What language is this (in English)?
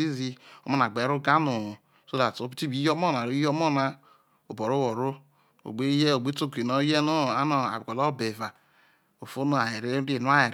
Isoko